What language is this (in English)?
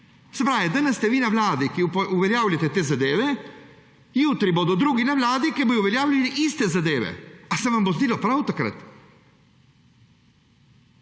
Slovenian